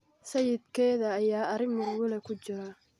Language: Somali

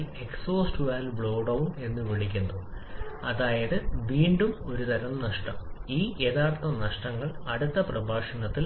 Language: Malayalam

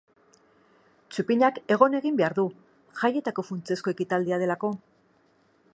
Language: Basque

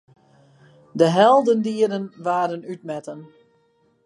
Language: Western Frisian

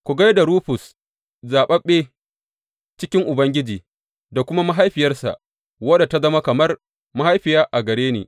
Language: Hausa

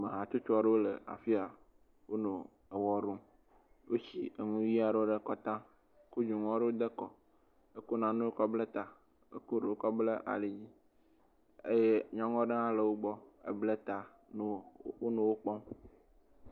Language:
Ewe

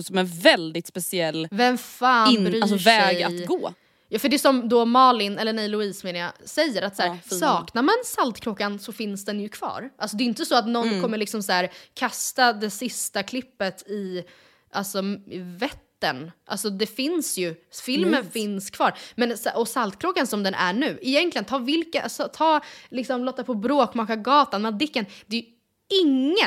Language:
Swedish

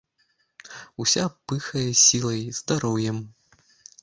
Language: Belarusian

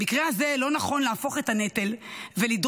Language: Hebrew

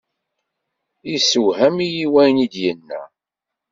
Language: Kabyle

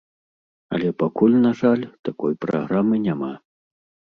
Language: Belarusian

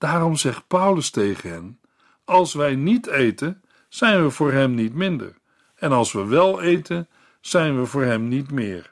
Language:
Dutch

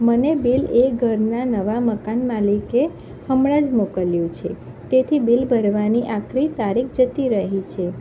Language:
Gujarati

